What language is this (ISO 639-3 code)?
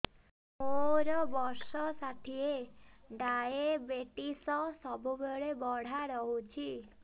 ori